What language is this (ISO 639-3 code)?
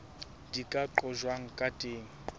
sot